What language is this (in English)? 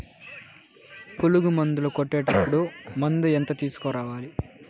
Telugu